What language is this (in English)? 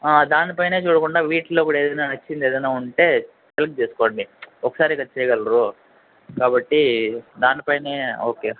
Telugu